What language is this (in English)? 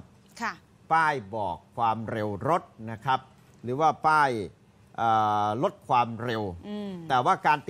Thai